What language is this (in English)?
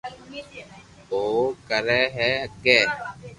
Loarki